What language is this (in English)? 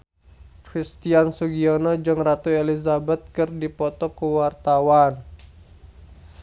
Sundanese